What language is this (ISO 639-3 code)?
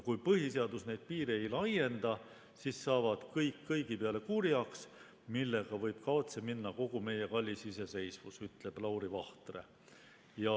est